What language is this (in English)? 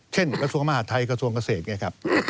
Thai